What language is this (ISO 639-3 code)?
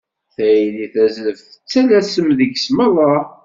kab